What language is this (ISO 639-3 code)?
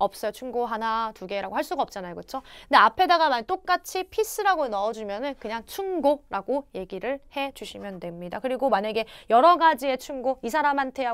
kor